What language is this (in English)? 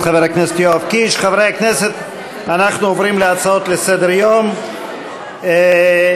Hebrew